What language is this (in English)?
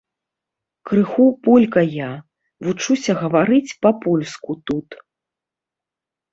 Belarusian